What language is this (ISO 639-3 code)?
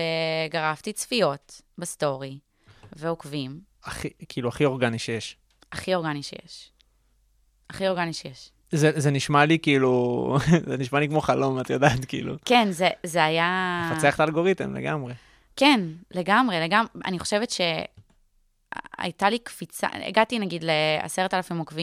heb